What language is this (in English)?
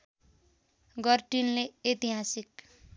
Nepali